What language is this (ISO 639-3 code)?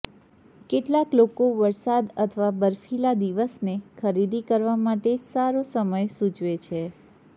guj